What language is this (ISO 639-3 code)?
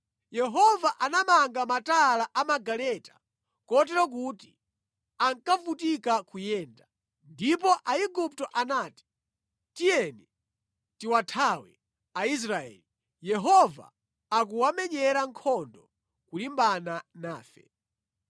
nya